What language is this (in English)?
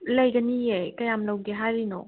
Manipuri